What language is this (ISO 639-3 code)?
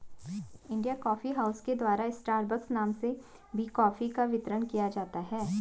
hin